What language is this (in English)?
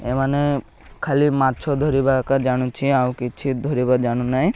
Odia